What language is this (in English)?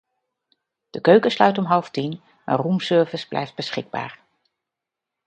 Dutch